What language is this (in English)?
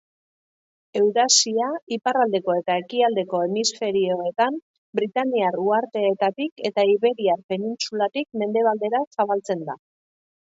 Basque